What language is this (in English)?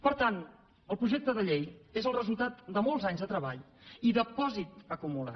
Catalan